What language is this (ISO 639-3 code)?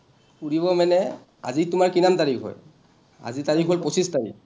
asm